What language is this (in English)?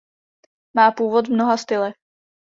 Czech